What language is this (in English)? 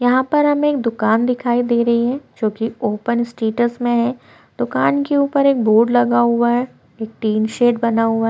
Hindi